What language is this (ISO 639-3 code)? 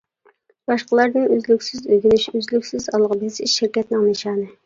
uig